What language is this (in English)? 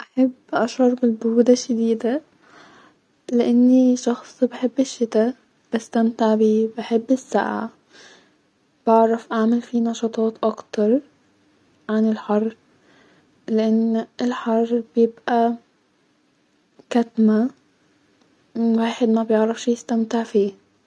Egyptian Arabic